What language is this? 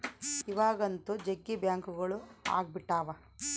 Kannada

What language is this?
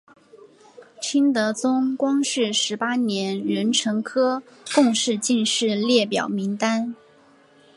Chinese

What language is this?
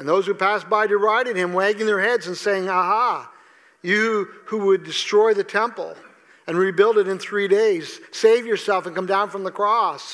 English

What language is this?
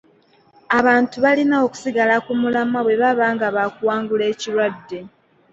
Ganda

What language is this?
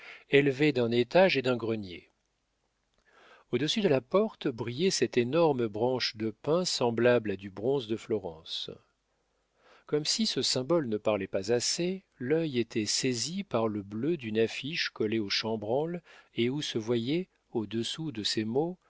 French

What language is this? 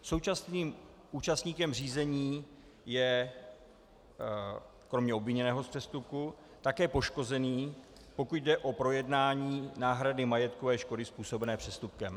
Czech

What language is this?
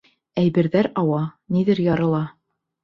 Bashkir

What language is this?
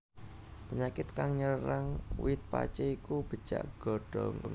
Javanese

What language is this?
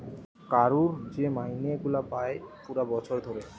Bangla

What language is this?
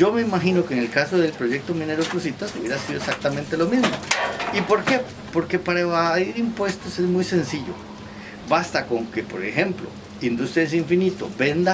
Spanish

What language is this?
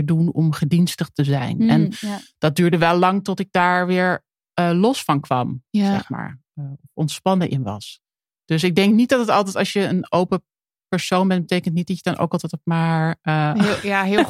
Dutch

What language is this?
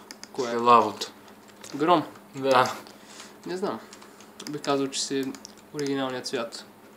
Romanian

